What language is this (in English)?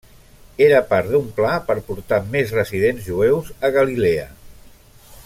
Catalan